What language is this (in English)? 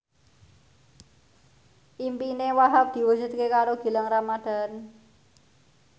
Javanese